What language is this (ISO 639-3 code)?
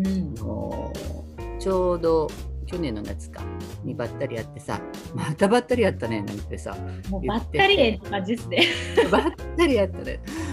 jpn